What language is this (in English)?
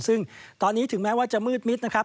Thai